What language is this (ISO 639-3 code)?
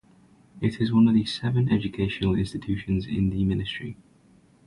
eng